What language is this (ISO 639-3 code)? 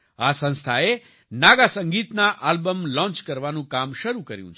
guj